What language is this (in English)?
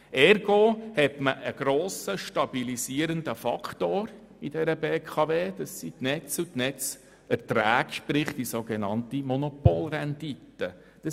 Swiss German